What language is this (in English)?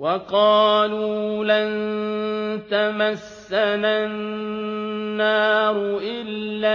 Arabic